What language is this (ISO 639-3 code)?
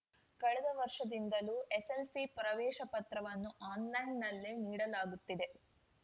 kan